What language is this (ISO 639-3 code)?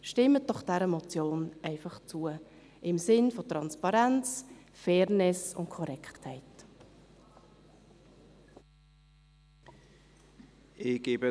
gsw